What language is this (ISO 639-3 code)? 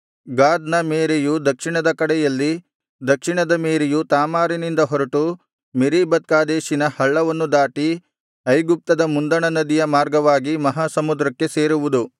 kan